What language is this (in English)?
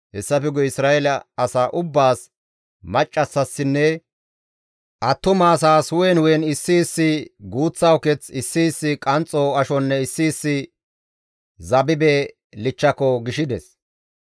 Gamo